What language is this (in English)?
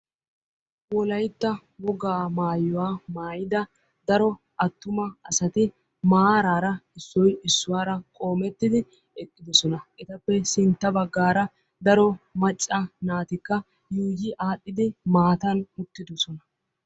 Wolaytta